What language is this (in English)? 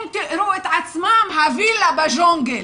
Hebrew